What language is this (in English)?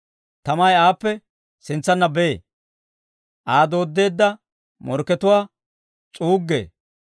Dawro